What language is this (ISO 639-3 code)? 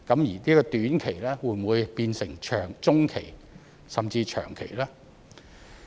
yue